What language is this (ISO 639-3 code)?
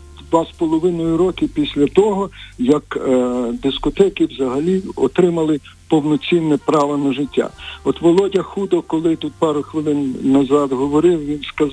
ukr